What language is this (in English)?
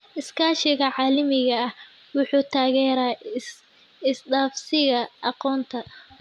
Somali